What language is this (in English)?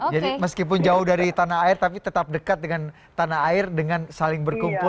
Indonesian